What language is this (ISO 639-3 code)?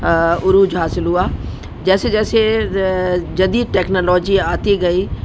urd